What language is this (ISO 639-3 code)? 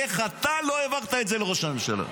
heb